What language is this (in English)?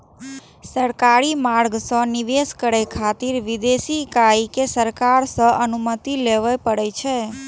Maithili